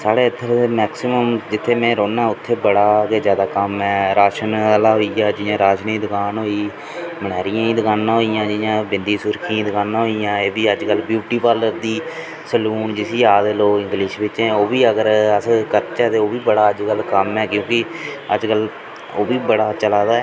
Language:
Dogri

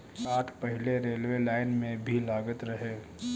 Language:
Bhojpuri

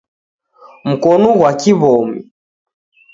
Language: Taita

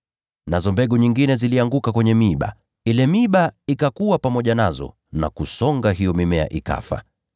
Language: Swahili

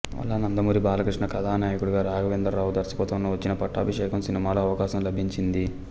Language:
Telugu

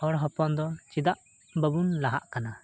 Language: Santali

